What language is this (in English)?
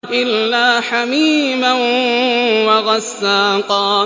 Arabic